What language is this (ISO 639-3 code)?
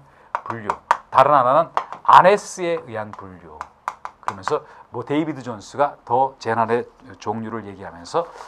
kor